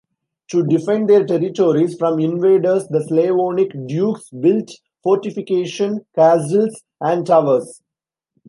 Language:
English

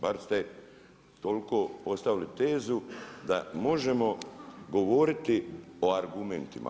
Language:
Croatian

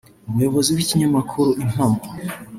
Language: Kinyarwanda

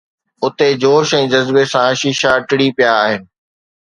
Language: Sindhi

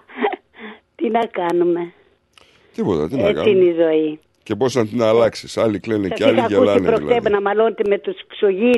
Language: Greek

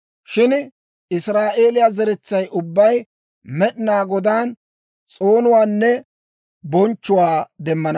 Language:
Dawro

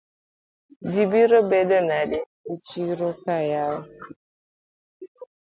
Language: Luo (Kenya and Tanzania)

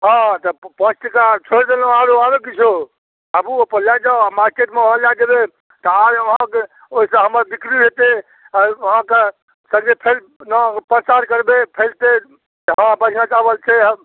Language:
Maithili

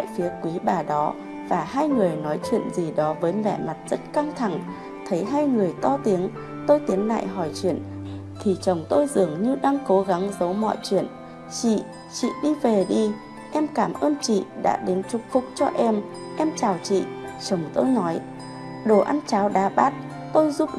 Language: Vietnamese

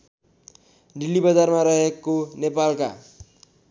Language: Nepali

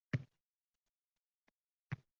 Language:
Uzbek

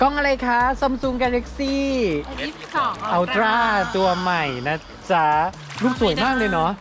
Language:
Thai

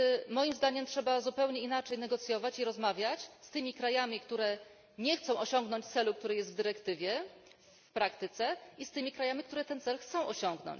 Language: Polish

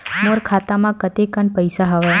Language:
Chhattisgarhi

